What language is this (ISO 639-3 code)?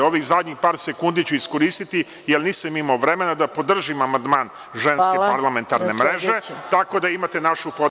srp